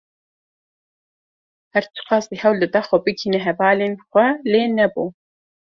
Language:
Kurdish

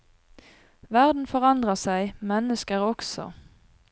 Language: Norwegian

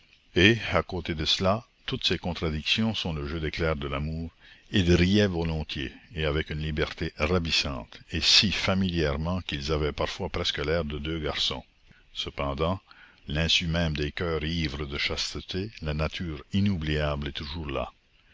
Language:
French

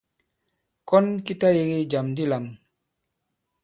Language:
Bankon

